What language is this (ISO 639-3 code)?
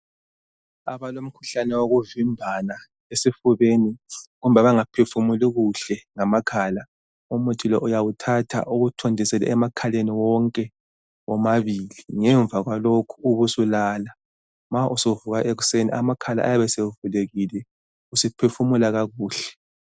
nde